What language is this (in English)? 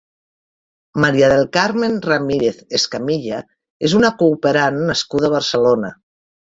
Catalan